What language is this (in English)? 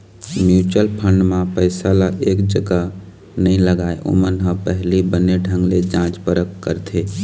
Chhattisgarhi